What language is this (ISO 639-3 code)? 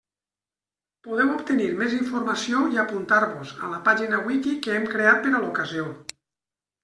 cat